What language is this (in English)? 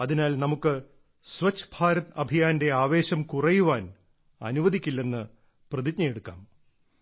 Malayalam